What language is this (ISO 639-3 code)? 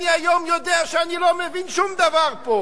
heb